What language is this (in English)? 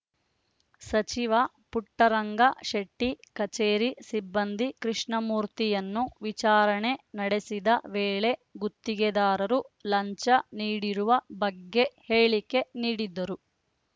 Kannada